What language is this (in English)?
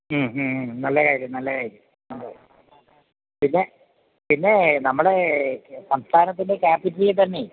Malayalam